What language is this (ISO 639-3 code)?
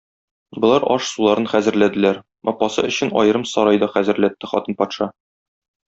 tat